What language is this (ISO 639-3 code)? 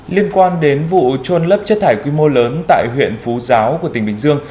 vie